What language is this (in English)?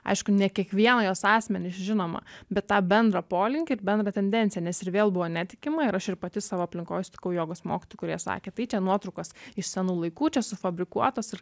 Lithuanian